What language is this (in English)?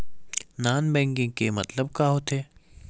Chhattisgarhi